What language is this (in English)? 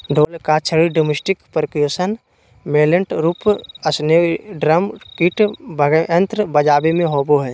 Magahi